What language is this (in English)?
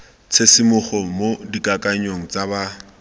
Tswana